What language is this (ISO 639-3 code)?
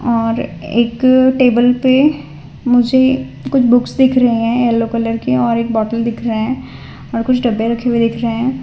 hin